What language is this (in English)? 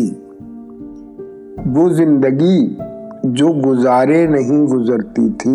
Urdu